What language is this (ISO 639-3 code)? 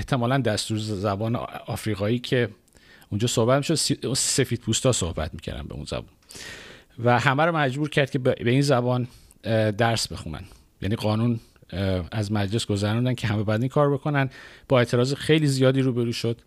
fas